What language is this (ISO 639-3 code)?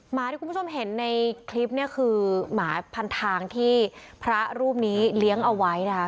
tha